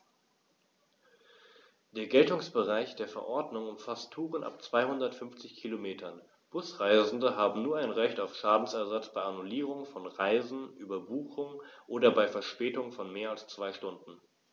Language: German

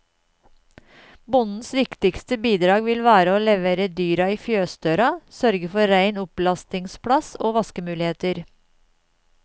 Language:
Norwegian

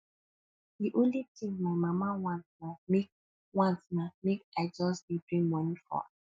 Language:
Nigerian Pidgin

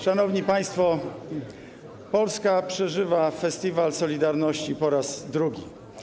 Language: Polish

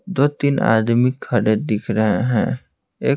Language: Hindi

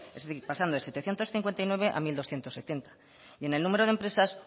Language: Spanish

